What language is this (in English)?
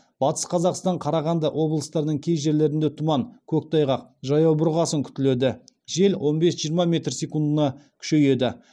Kazakh